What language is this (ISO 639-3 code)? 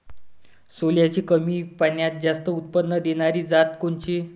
mar